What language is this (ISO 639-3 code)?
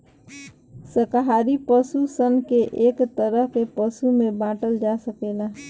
bho